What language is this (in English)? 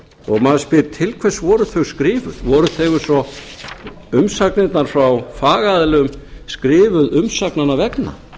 Icelandic